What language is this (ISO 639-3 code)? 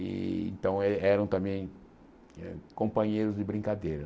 por